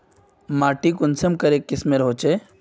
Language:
Magahi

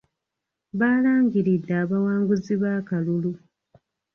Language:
Ganda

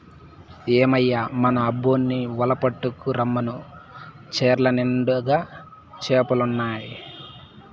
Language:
Telugu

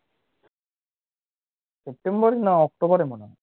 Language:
Bangla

